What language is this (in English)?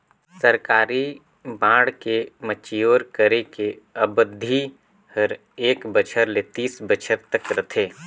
Chhattisgarhi